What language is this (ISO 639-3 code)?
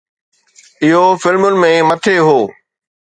snd